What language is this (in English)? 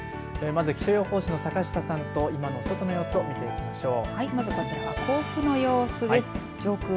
Japanese